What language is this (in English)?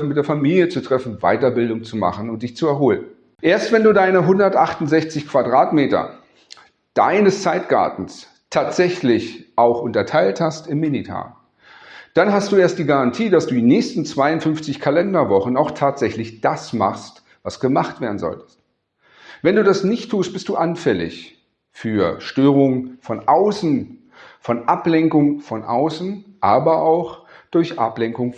German